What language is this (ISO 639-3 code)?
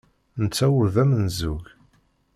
kab